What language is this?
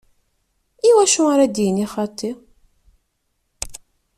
Kabyle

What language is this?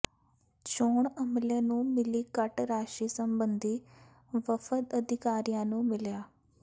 Punjabi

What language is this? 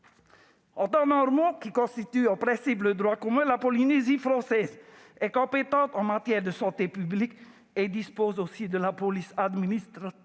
French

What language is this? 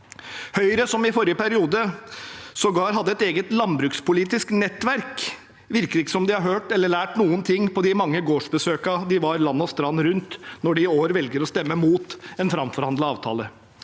Norwegian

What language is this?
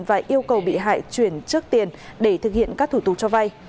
Vietnamese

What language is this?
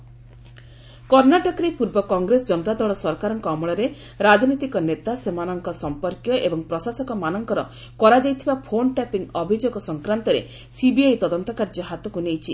Odia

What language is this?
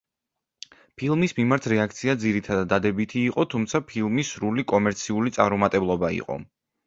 Georgian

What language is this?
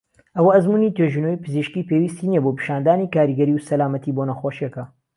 Central Kurdish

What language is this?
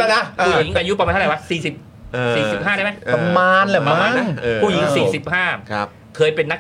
Thai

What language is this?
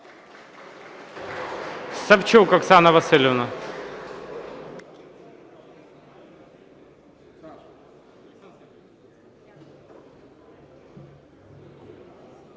Ukrainian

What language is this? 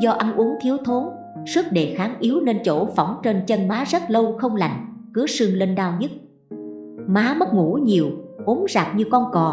Vietnamese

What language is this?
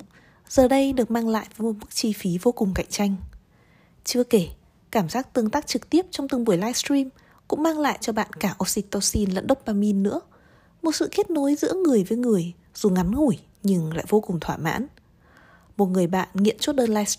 Vietnamese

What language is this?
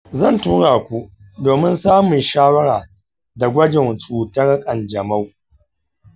Hausa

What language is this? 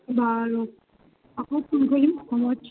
Assamese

